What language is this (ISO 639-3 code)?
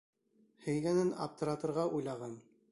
bak